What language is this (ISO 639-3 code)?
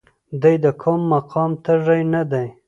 pus